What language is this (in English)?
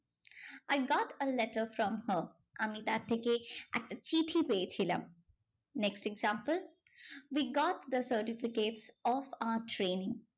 Bangla